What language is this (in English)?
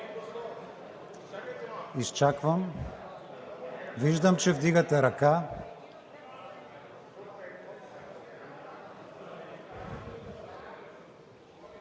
Bulgarian